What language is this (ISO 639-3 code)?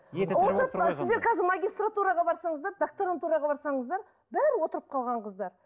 kaz